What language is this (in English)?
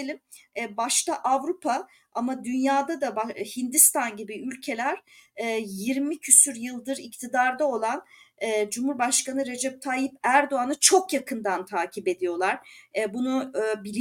Turkish